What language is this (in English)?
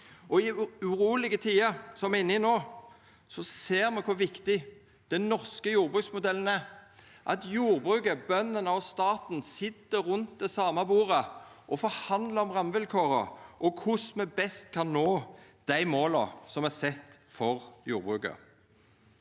Norwegian